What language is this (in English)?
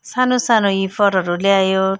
Nepali